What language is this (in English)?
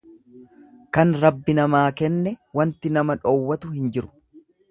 Oromo